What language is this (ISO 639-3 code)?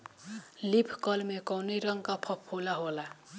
bho